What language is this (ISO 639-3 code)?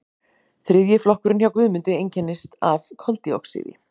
isl